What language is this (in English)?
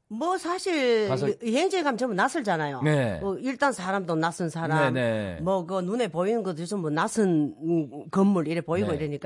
Korean